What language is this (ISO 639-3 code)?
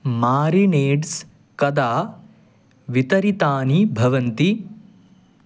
san